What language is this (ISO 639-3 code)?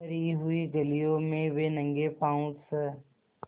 hin